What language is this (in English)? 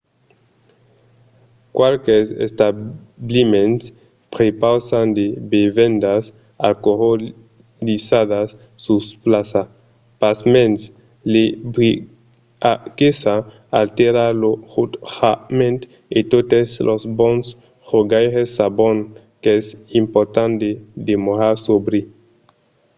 Occitan